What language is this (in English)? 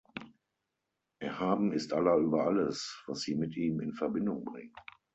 German